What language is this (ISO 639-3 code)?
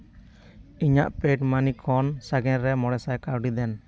sat